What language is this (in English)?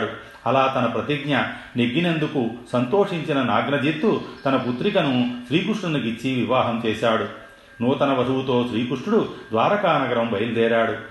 Telugu